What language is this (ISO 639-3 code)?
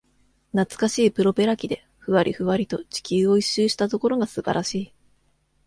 jpn